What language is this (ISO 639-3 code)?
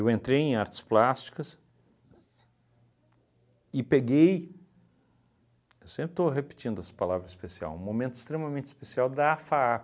por